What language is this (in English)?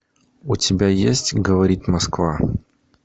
Russian